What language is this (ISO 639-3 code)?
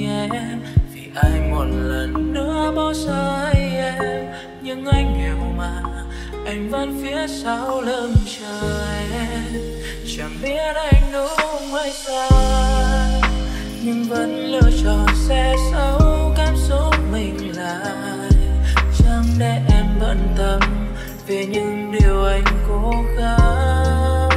vie